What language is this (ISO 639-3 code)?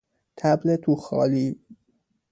fas